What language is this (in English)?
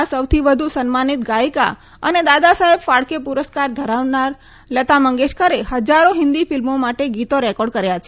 Gujarati